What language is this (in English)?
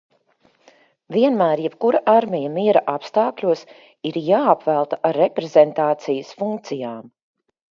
Latvian